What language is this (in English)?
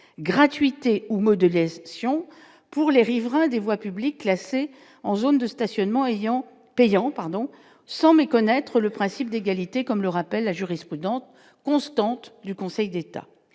French